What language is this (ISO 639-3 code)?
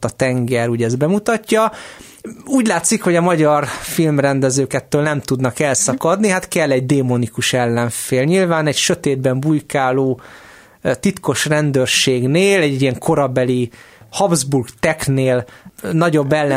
hun